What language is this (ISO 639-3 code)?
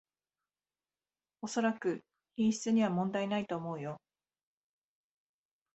jpn